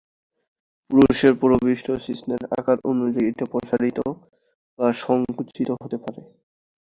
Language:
Bangla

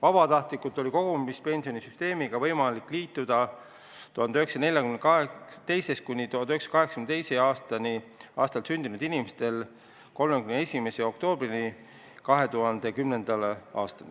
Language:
Estonian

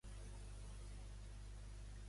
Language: Catalan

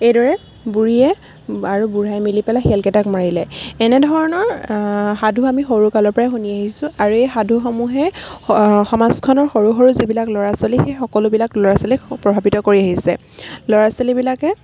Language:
Assamese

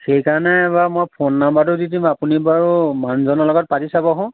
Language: Assamese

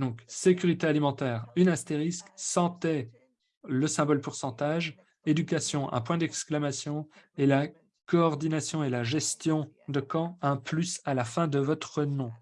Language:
French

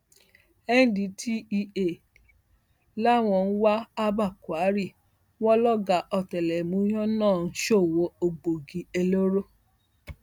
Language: Yoruba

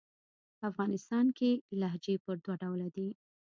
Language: Pashto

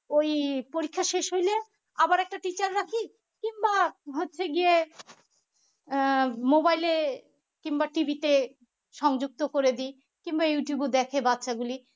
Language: Bangla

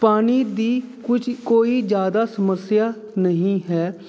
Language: Punjabi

